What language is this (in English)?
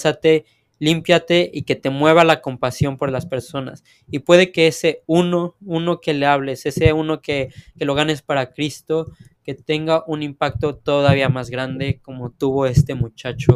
Spanish